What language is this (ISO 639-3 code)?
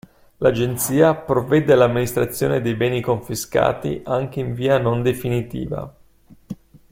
ita